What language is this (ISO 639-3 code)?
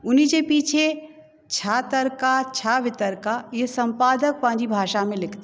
snd